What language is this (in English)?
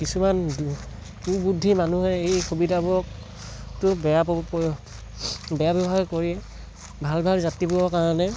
Assamese